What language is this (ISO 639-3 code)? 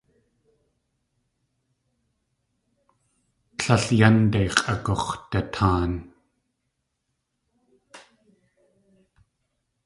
tli